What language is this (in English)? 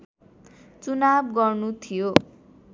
Nepali